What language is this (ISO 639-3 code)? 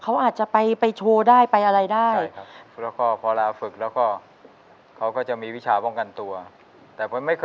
tha